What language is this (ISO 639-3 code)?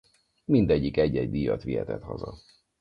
hun